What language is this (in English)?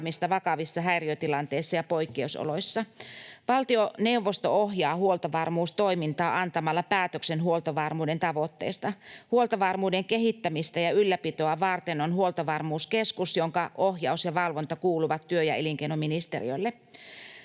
Finnish